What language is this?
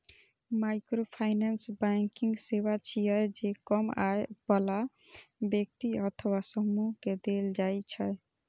Maithili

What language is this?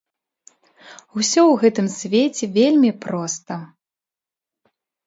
Belarusian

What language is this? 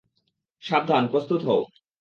Bangla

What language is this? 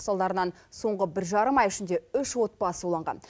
Kazakh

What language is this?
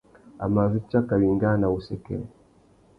Tuki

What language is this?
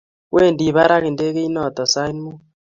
Kalenjin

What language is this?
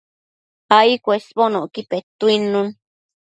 Matsés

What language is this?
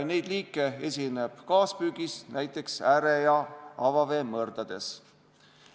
Estonian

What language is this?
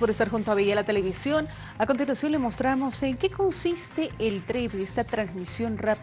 Spanish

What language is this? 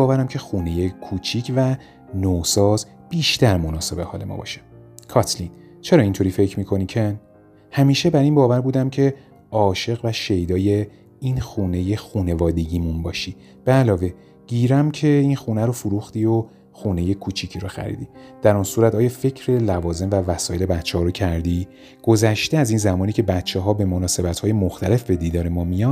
Persian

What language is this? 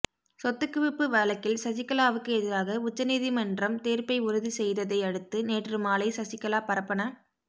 Tamil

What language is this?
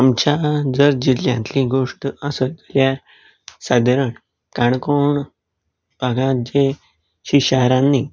Konkani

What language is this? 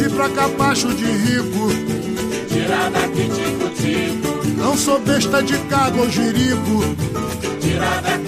Persian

